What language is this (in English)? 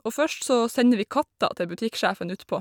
Norwegian